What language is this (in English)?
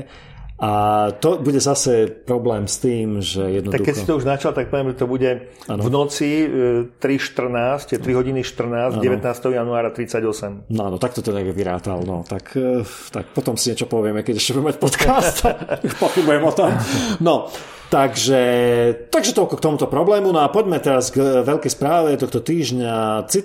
Slovak